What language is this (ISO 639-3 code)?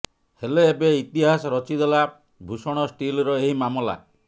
ori